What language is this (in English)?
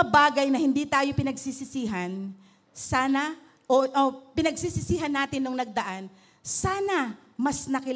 Filipino